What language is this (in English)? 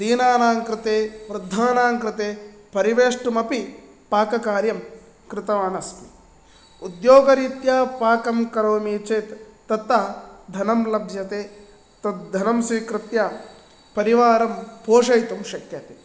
Sanskrit